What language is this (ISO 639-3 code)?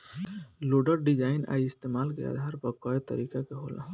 bho